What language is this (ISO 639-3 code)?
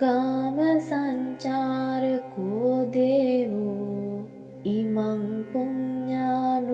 vie